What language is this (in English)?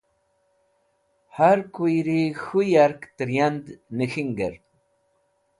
Wakhi